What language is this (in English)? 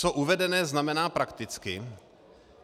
Czech